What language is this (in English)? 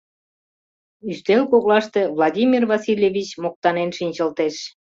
Mari